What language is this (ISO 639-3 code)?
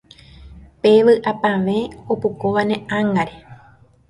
grn